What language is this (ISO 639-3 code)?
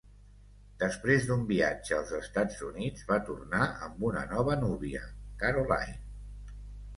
cat